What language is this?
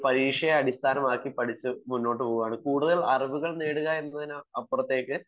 Malayalam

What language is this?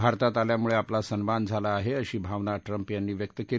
Marathi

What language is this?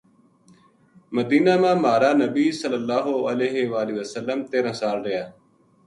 Gujari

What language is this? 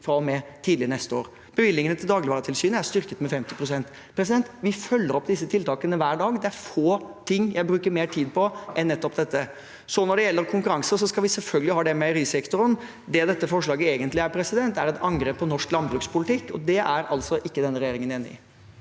Norwegian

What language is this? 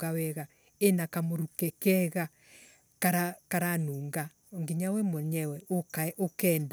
Embu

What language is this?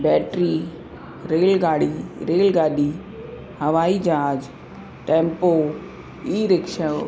Sindhi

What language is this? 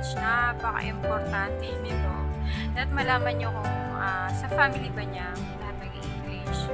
Filipino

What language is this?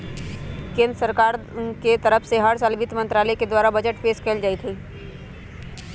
Magahi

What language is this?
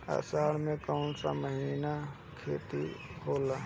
Bhojpuri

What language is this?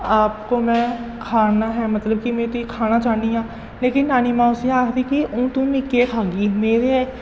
Dogri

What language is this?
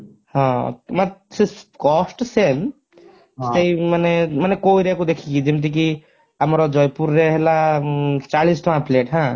Odia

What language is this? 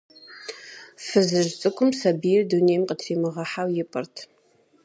Kabardian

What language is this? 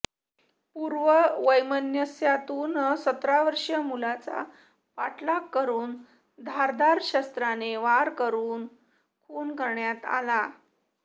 Marathi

